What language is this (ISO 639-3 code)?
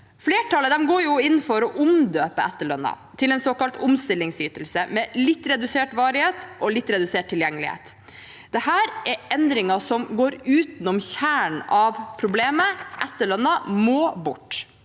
nor